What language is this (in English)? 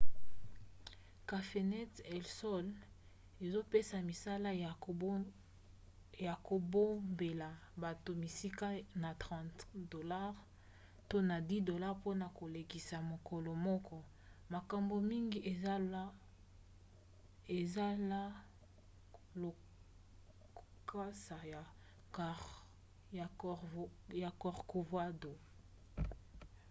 Lingala